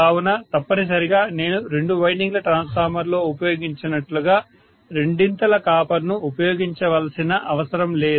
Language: Telugu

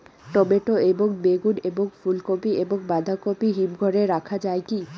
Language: Bangla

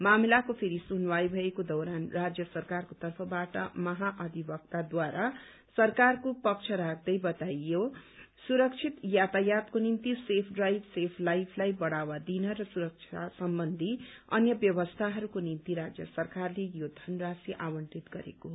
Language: Nepali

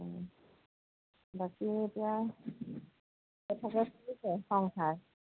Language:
Assamese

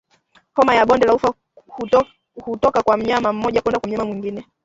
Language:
Swahili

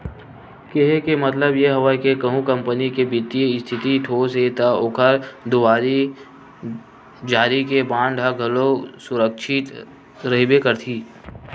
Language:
Chhattisgarhi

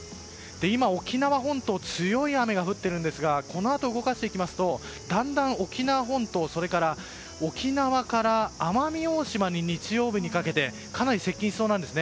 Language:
Japanese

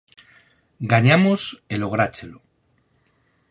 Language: Galician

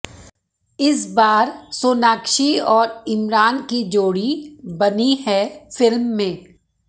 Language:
Hindi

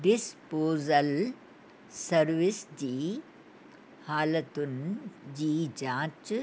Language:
Sindhi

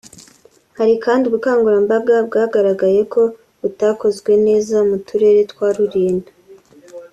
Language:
Kinyarwanda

